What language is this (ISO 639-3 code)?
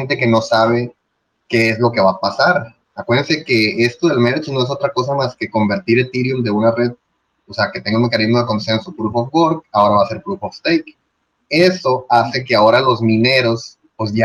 spa